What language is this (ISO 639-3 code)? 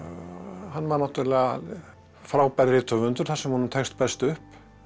isl